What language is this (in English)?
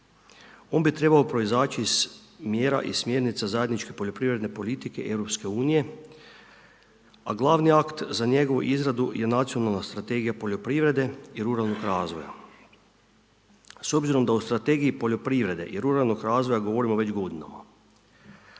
Croatian